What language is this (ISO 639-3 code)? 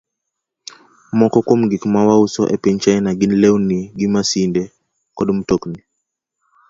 luo